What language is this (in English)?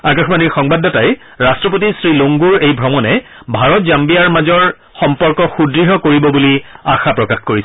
Assamese